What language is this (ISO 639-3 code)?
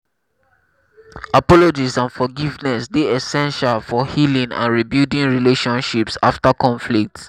pcm